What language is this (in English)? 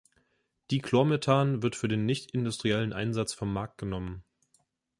German